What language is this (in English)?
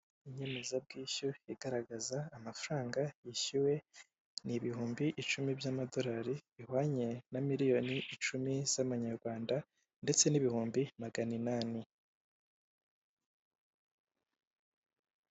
Kinyarwanda